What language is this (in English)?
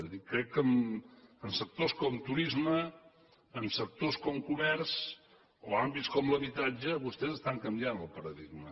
Catalan